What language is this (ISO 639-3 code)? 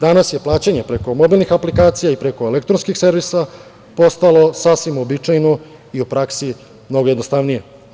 srp